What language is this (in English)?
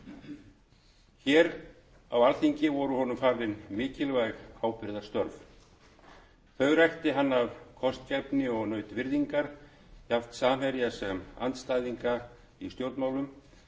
Icelandic